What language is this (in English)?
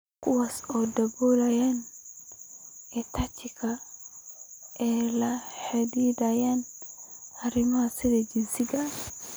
Somali